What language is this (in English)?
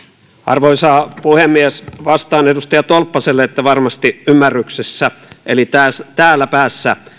Finnish